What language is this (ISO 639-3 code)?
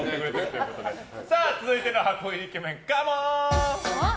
jpn